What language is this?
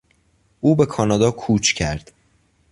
Persian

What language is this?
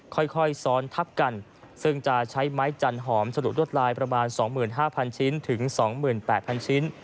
Thai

